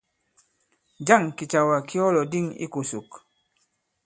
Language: Bankon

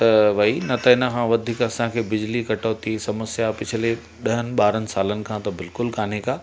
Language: Sindhi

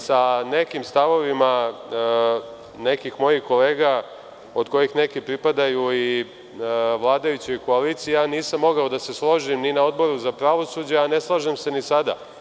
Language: Serbian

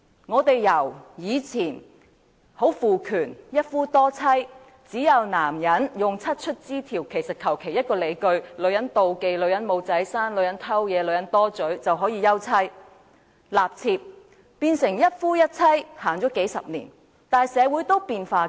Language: Cantonese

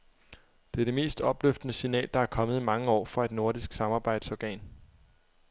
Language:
Danish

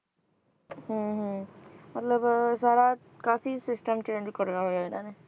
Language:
Punjabi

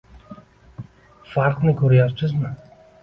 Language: Uzbek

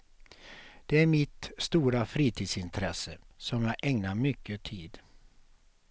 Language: Swedish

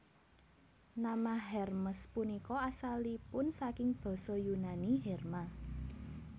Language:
Javanese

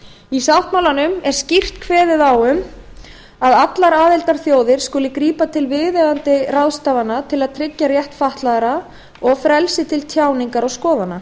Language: Icelandic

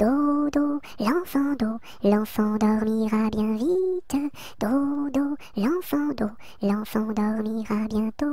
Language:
French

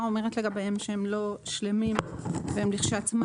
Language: Hebrew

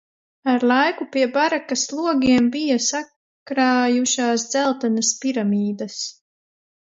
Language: Latvian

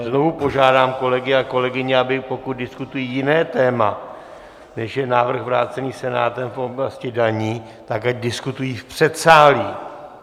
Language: Czech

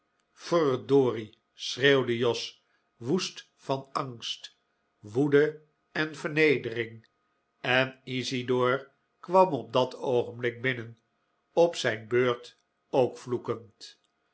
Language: Dutch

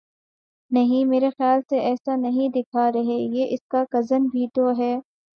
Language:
Urdu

